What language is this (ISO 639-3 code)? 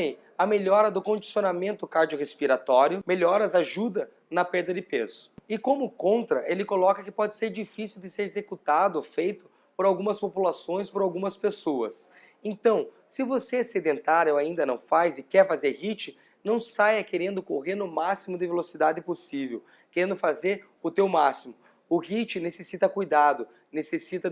por